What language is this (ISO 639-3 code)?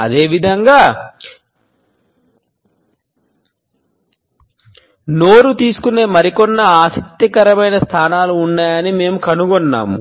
tel